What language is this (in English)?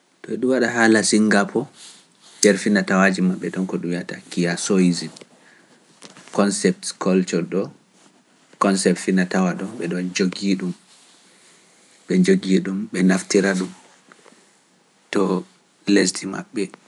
Pular